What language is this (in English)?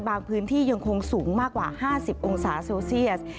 Thai